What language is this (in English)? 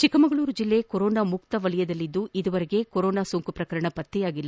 Kannada